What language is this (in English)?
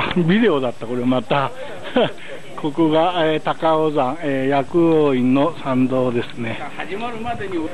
Japanese